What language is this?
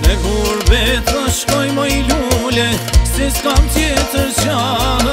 Romanian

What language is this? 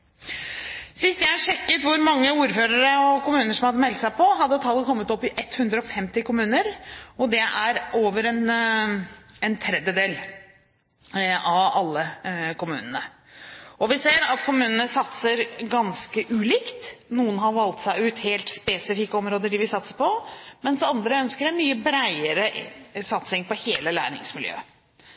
Norwegian Bokmål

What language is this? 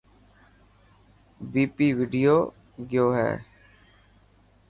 Dhatki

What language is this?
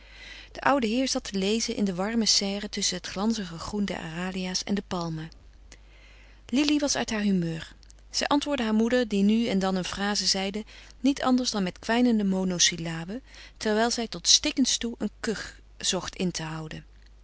Dutch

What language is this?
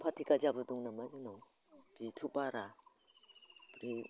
Bodo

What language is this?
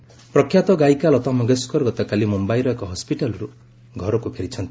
Odia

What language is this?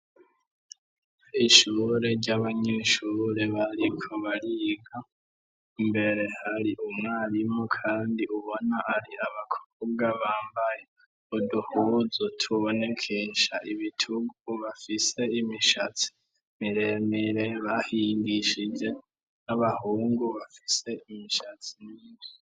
Rundi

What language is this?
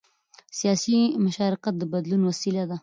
Pashto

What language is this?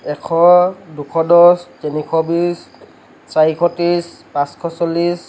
Assamese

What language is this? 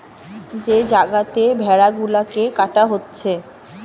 Bangla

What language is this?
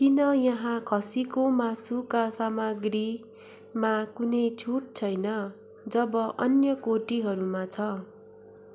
Nepali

